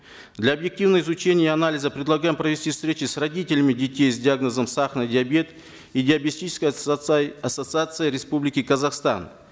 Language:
Kazakh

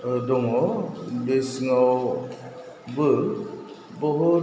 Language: Bodo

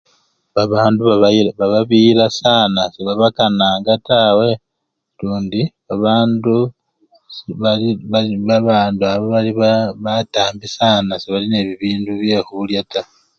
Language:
Luyia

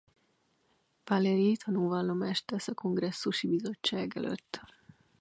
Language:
Hungarian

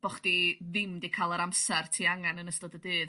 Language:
Welsh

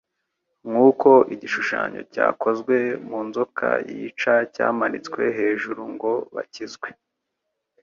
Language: Kinyarwanda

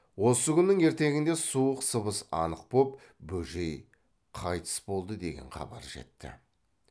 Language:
Kazakh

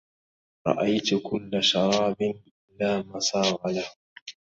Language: Arabic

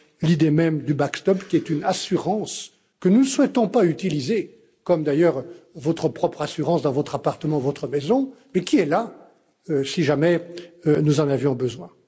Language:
French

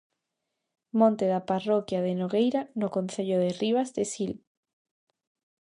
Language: Galician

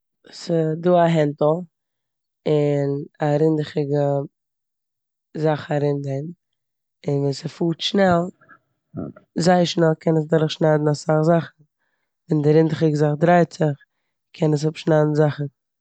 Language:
Yiddish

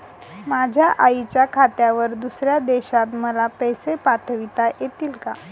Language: Marathi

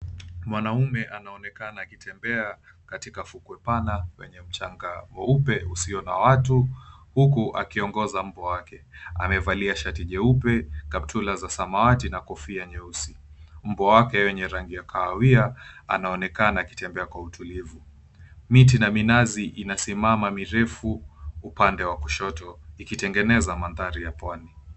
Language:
Swahili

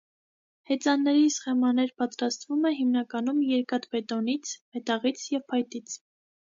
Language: Armenian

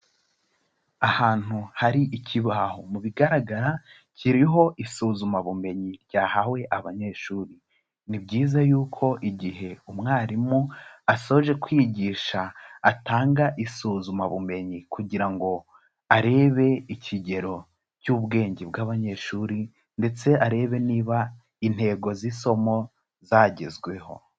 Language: Kinyarwanda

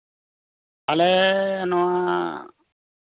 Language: Santali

